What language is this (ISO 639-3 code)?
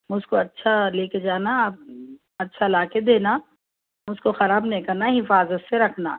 urd